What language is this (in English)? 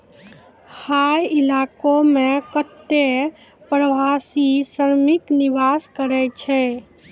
Maithili